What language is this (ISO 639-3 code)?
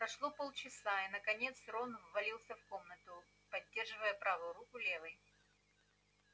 rus